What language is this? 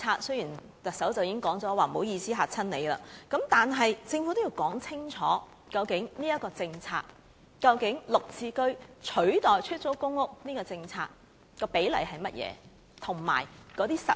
Cantonese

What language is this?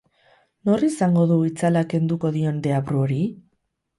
Basque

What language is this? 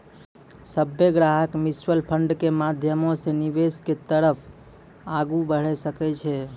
Maithili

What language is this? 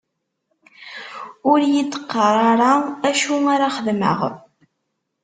Kabyle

